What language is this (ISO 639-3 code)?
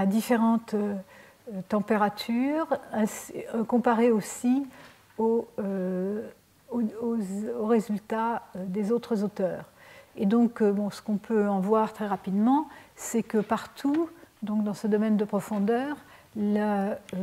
fra